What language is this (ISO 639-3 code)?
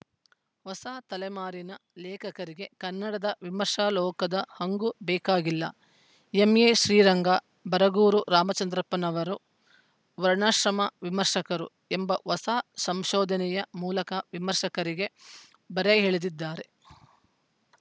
kan